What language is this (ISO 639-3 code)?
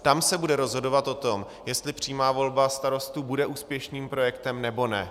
ces